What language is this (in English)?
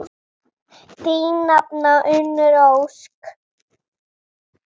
Icelandic